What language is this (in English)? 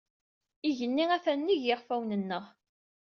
Kabyle